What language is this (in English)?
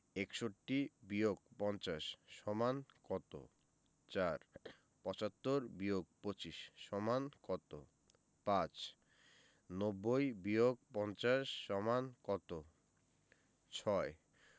Bangla